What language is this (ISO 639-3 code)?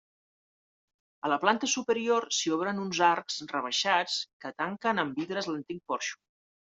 cat